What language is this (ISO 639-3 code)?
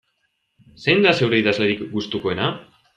eus